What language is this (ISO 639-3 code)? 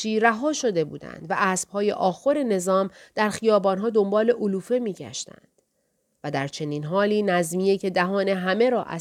fas